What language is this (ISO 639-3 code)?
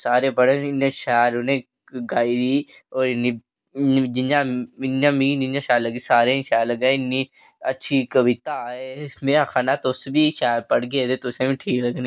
doi